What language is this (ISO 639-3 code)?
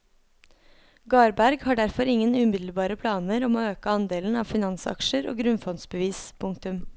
nor